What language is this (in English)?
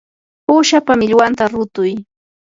Yanahuanca Pasco Quechua